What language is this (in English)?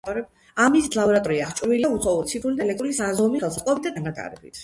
Georgian